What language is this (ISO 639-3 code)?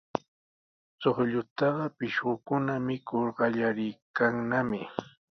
qws